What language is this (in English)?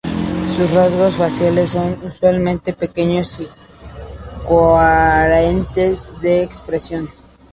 Spanish